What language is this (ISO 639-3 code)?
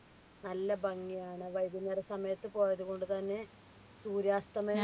mal